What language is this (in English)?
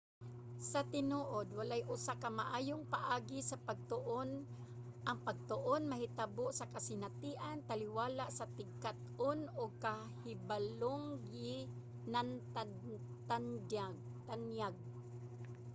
Cebuano